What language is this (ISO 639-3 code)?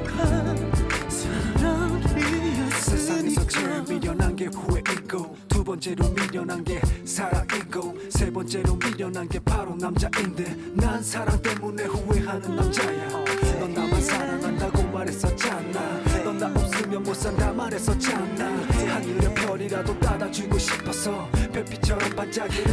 kor